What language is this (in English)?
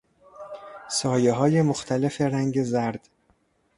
Persian